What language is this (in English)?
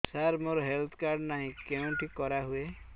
Odia